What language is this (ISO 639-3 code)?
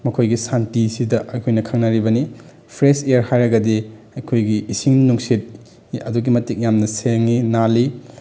mni